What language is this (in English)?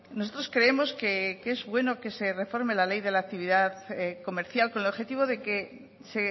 Spanish